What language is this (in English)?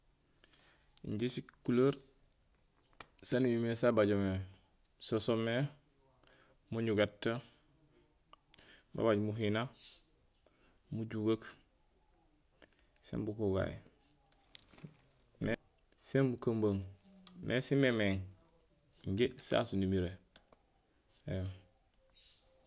Gusilay